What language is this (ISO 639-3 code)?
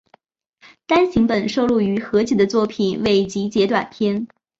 zho